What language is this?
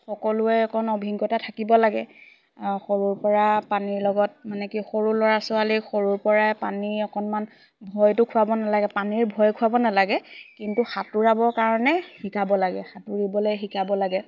Assamese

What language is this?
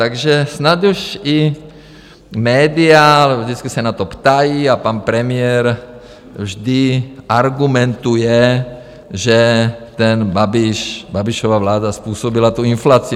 Czech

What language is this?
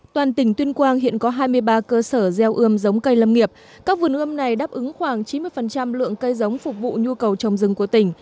Vietnamese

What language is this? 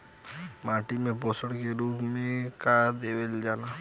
Bhojpuri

